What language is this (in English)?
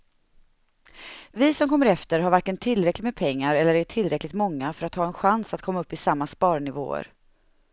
Swedish